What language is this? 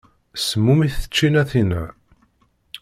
Kabyle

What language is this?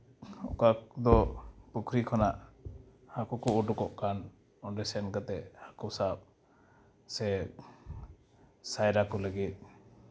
Santali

